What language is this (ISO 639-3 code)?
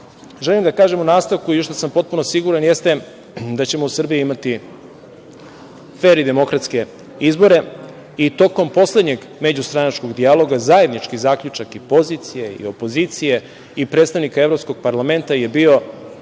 srp